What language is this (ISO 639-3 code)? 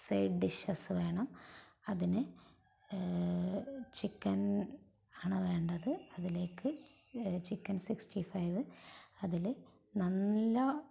mal